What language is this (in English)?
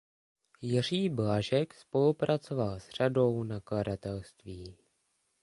Czech